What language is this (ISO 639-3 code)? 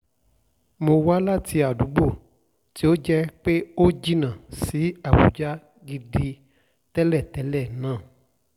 yor